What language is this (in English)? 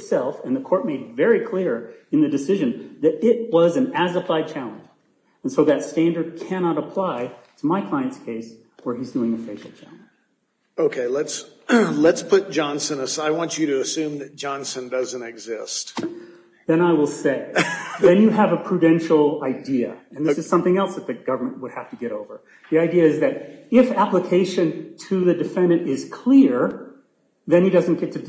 English